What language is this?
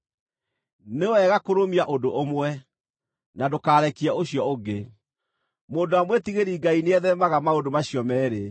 Kikuyu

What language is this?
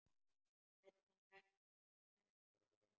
Icelandic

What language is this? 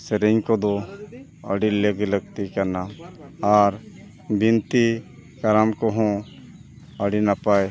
Santali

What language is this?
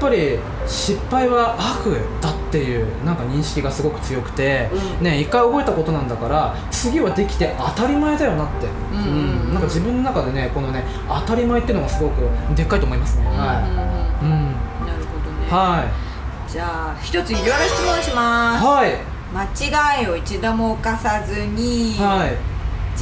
Japanese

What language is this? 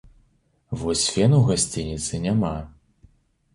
Belarusian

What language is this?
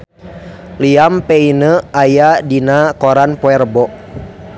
Sundanese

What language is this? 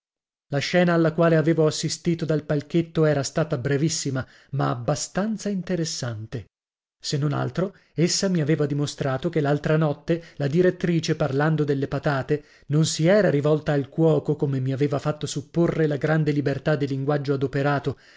Italian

